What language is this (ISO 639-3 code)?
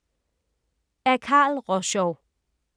dan